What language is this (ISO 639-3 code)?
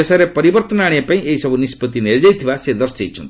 ori